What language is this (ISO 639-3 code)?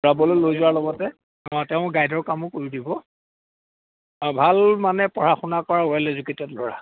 asm